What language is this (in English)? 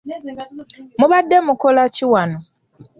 Ganda